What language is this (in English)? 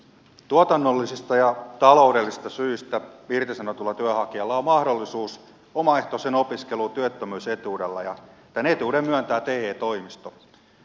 Finnish